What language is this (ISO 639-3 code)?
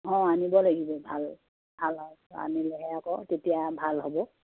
asm